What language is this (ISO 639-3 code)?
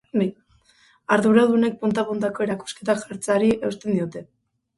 eus